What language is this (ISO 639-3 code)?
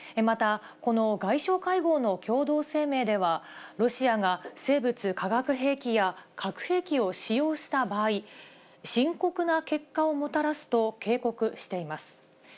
jpn